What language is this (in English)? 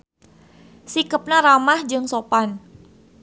Sundanese